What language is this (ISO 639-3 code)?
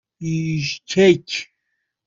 fas